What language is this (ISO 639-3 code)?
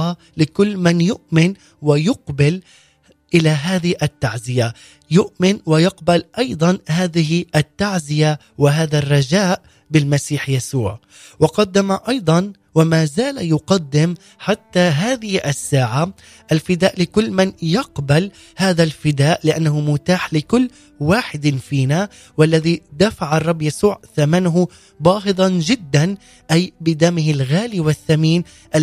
ara